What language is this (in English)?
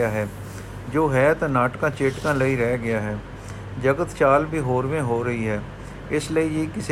Punjabi